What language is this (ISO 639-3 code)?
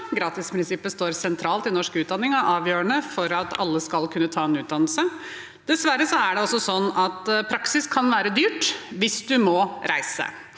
nor